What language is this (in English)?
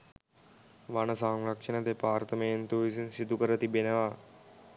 Sinhala